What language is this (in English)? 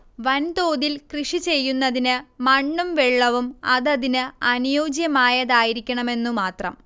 Malayalam